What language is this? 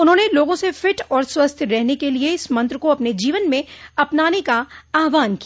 Hindi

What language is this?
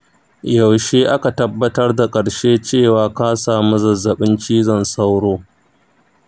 Hausa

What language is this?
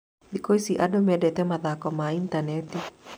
Kikuyu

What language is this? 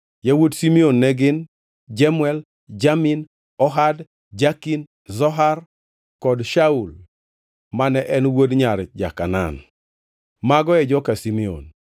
Luo (Kenya and Tanzania)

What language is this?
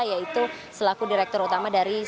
Indonesian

